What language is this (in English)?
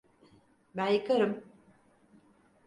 Turkish